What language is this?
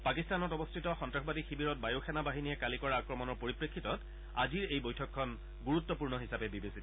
Assamese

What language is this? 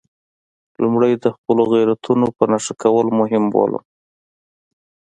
Pashto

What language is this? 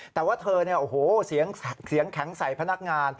Thai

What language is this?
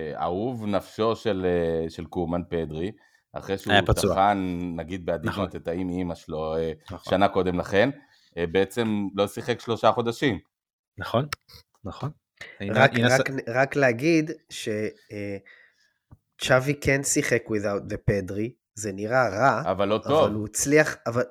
Hebrew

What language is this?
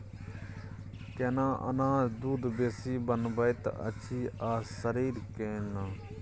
Maithili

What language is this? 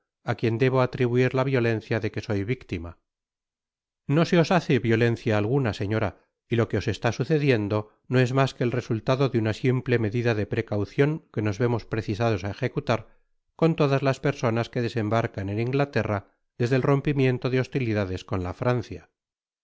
Spanish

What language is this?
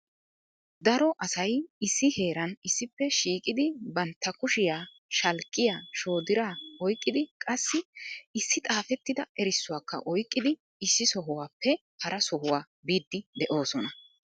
Wolaytta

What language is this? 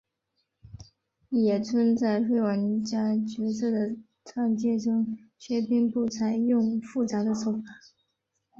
Chinese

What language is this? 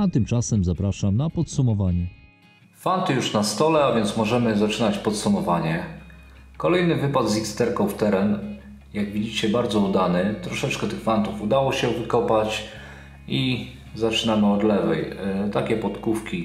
Polish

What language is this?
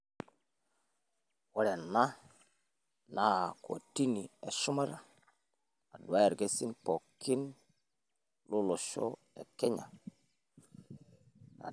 Masai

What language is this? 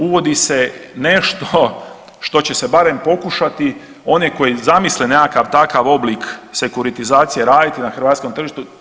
Croatian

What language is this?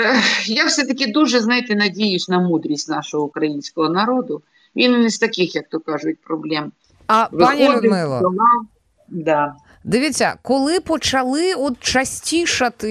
Ukrainian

